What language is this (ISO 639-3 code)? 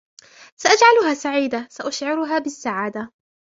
ara